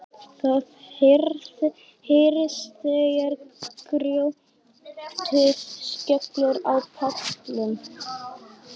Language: Icelandic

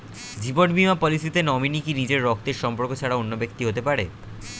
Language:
Bangla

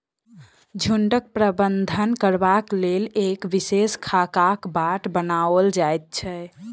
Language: Maithili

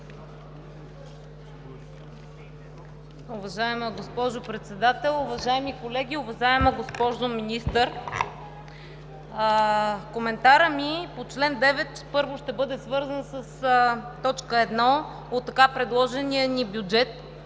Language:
Bulgarian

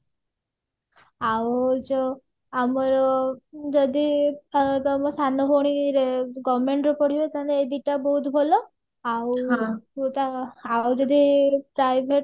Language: Odia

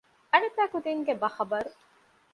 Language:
Divehi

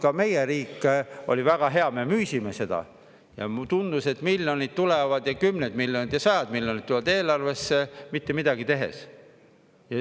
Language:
Estonian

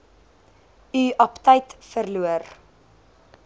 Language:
Afrikaans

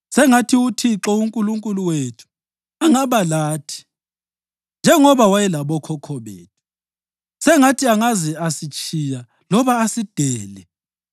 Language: North Ndebele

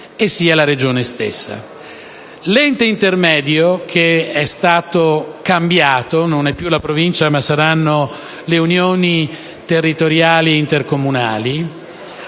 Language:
Italian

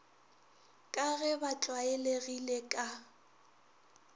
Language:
Northern Sotho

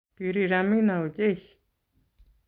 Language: Kalenjin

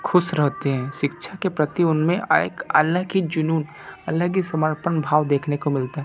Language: Hindi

